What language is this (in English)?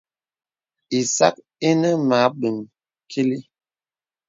Bebele